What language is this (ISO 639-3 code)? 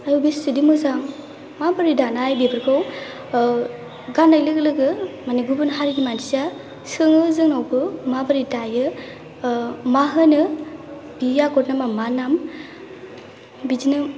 brx